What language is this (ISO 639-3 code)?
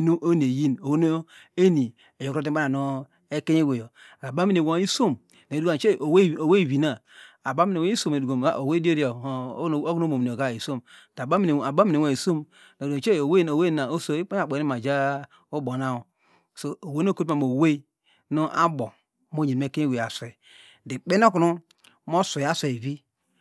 deg